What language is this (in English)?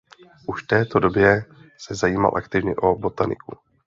Czech